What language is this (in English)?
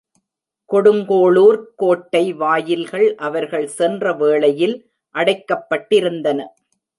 Tamil